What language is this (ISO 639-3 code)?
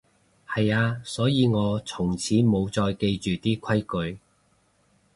yue